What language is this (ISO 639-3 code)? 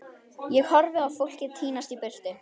isl